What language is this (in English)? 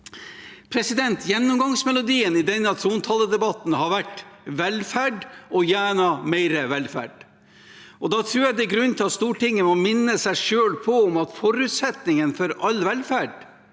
Norwegian